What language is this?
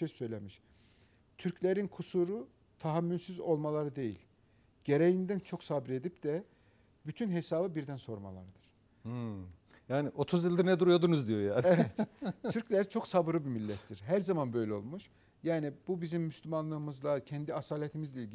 Turkish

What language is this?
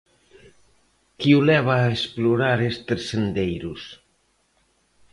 Galician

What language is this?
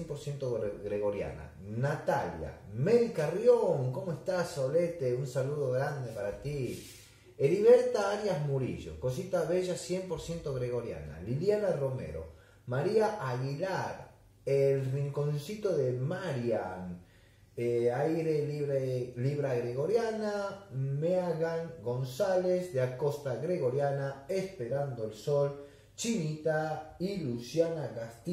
Spanish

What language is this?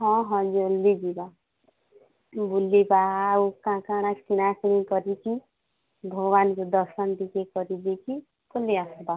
Odia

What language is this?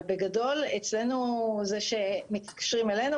Hebrew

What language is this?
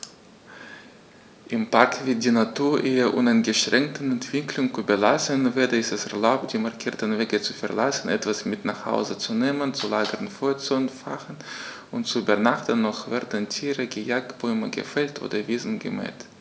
German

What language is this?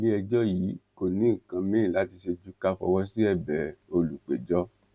Yoruba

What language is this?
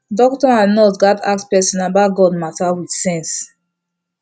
Nigerian Pidgin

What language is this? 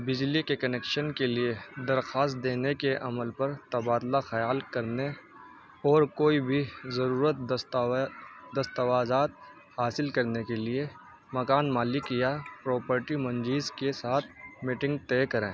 Urdu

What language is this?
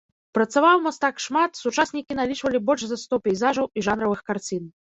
Belarusian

